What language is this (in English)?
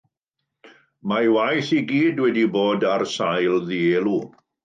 Welsh